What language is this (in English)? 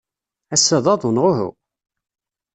Kabyle